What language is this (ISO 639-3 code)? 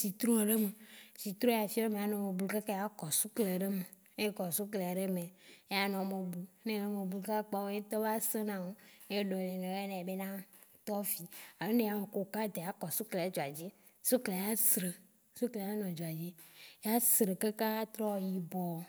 wci